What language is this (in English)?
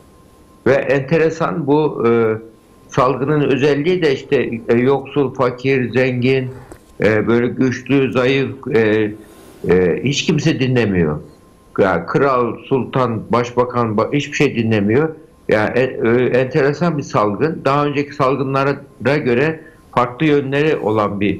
Turkish